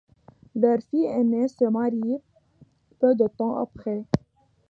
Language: French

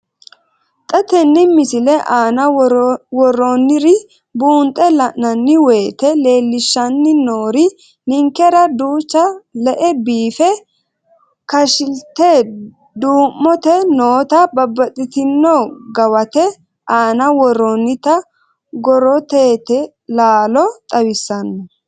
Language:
Sidamo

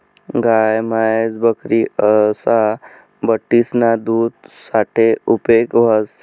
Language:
Marathi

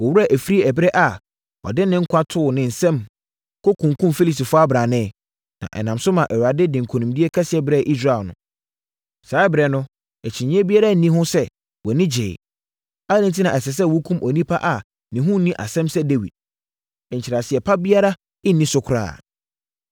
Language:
Akan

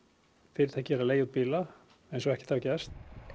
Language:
Icelandic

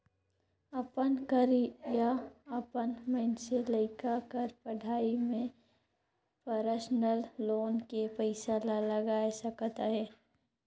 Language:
Chhattisgarhi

